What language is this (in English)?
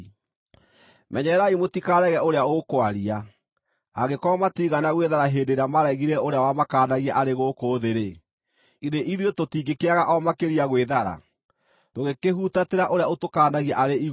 Kikuyu